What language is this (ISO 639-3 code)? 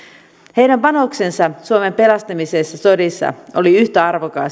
fin